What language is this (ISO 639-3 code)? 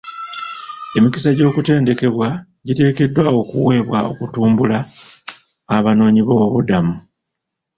lug